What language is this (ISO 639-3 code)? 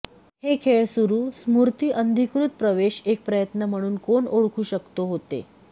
mar